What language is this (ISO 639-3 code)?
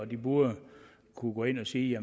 dan